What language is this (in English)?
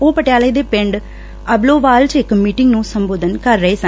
Punjabi